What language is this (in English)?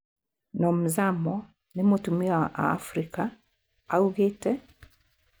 Kikuyu